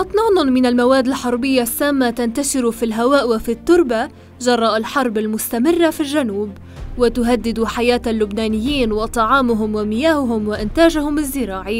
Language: Arabic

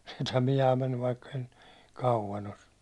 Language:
Finnish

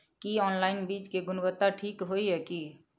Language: Maithili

